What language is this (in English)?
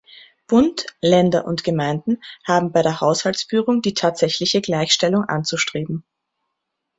German